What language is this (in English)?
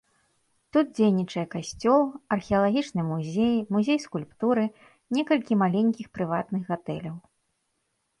Belarusian